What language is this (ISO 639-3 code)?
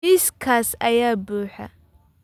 som